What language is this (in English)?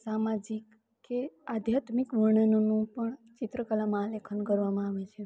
Gujarati